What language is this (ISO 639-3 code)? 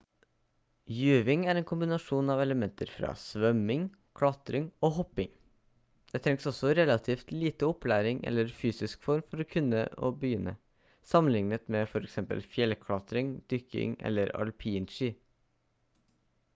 nob